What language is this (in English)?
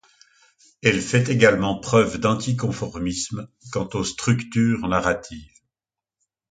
French